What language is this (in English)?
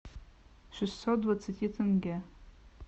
Russian